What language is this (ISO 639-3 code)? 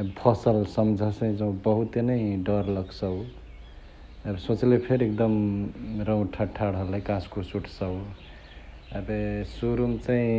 the